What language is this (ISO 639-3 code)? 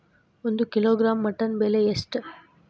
kan